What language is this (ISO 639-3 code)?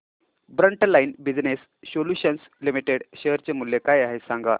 mar